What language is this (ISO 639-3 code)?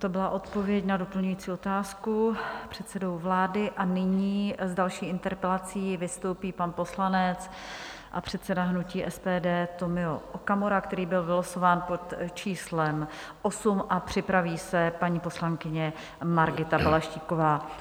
ces